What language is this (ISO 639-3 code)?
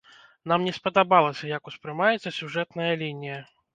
bel